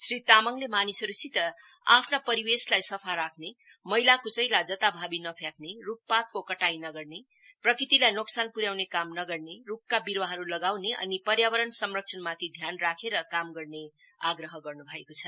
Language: Nepali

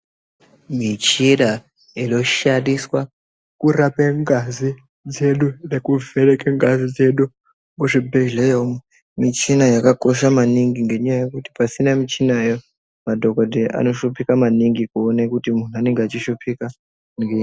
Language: Ndau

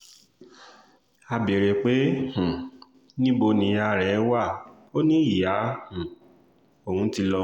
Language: Yoruba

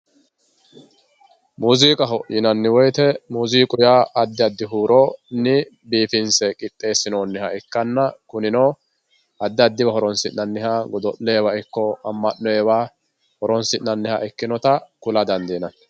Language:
Sidamo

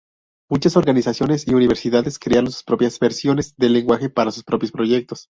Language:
Spanish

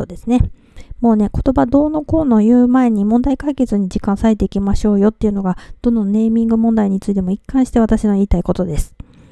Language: Japanese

